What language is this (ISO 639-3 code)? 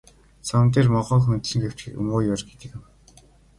mon